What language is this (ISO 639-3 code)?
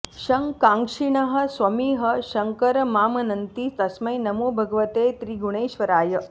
san